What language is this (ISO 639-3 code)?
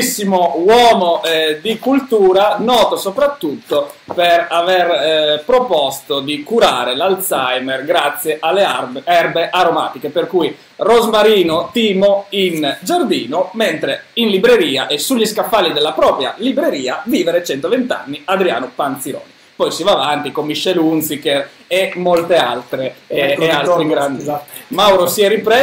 ita